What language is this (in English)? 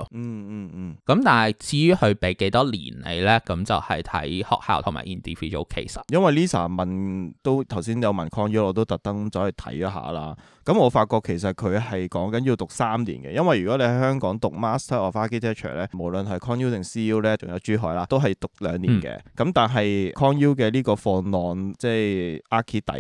Chinese